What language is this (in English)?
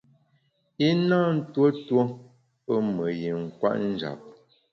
Bamun